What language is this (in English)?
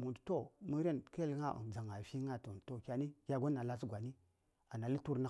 Saya